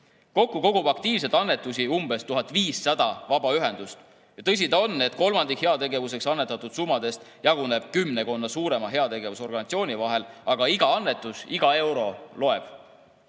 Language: Estonian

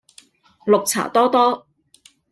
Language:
Cantonese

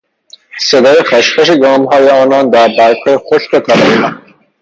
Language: Persian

